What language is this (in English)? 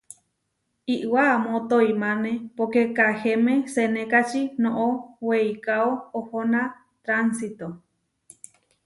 Huarijio